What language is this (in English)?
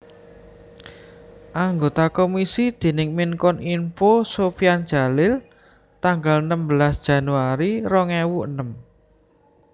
Javanese